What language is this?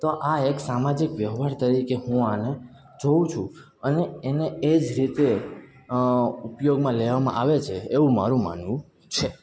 Gujarati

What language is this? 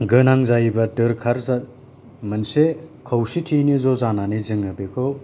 Bodo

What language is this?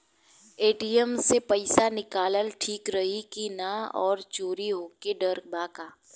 Bhojpuri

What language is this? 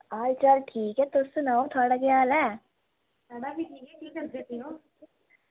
Dogri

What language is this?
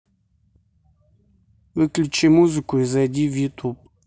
Russian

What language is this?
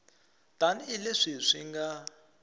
Tsonga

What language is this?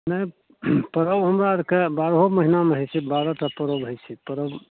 Maithili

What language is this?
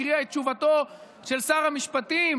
Hebrew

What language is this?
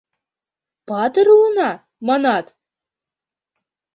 Mari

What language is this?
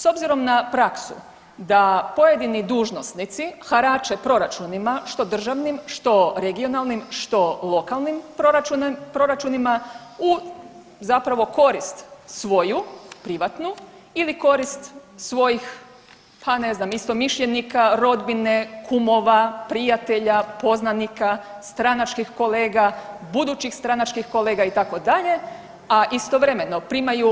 Croatian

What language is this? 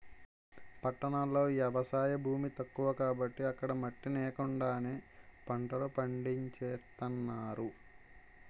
Telugu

